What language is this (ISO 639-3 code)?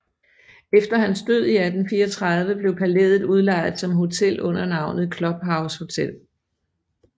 dan